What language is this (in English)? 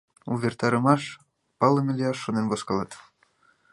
Mari